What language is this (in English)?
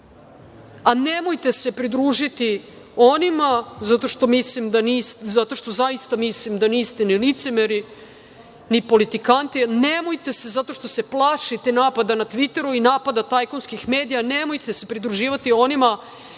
Serbian